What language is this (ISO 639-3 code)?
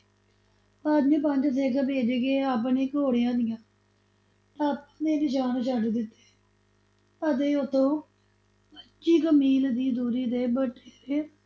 pan